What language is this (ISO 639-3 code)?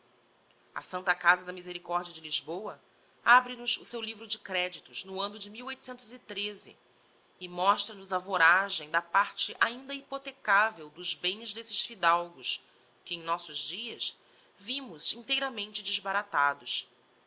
por